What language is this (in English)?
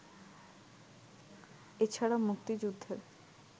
Bangla